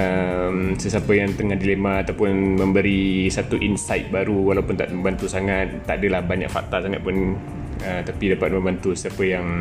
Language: Malay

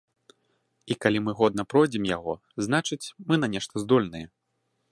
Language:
Belarusian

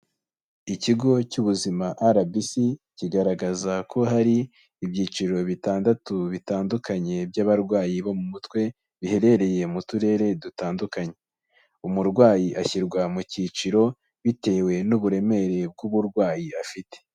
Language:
Kinyarwanda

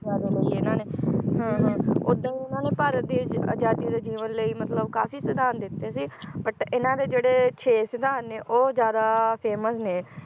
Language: Punjabi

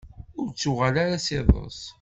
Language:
Kabyle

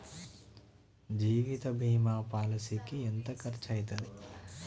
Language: Telugu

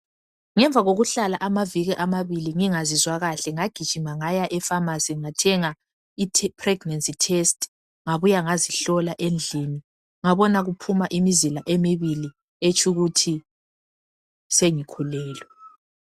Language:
North Ndebele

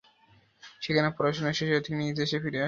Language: Bangla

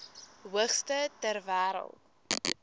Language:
Afrikaans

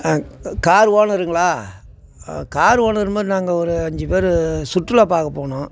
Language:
Tamil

